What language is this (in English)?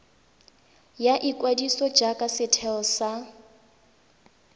Tswana